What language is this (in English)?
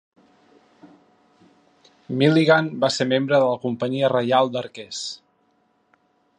Catalan